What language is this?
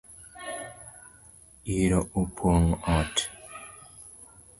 Luo (Kenya and Tanzania)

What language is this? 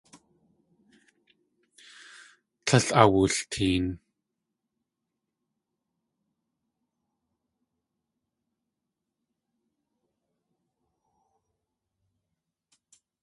Tlingit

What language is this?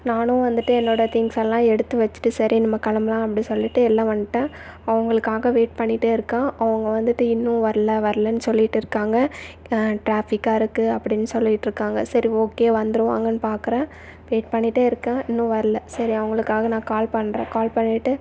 Tamil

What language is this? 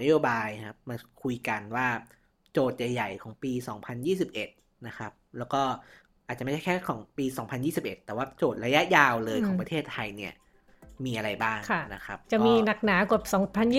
Thai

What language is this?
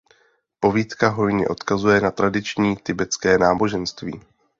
Czech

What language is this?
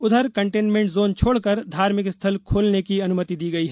Hindi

